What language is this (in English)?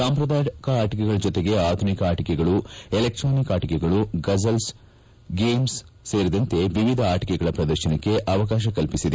Kannada